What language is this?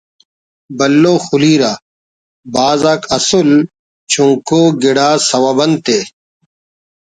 Brahui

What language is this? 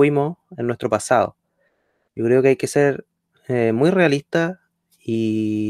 Spanish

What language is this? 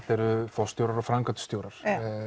Icelandic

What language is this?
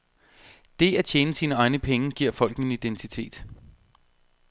Danish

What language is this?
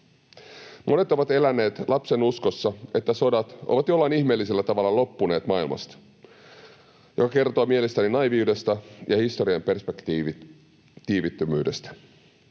Finnish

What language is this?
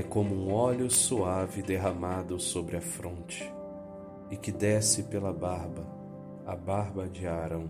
Portuguese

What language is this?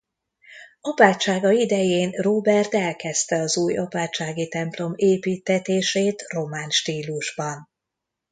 Hungarian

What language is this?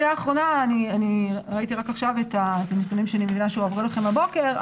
Hebrew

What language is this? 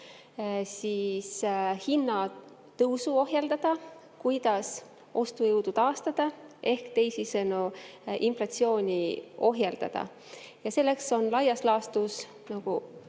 Estonian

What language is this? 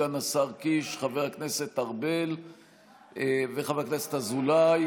Hebrew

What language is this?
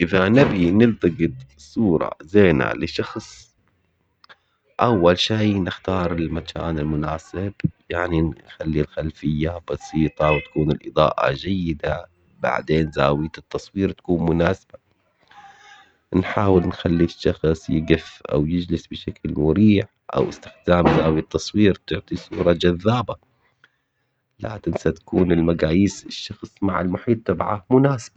Omani Arabic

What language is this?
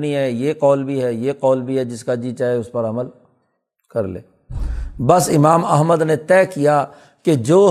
Urdu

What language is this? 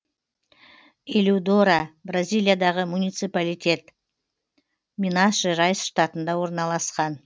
Kazakh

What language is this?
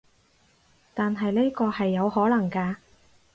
Cantonese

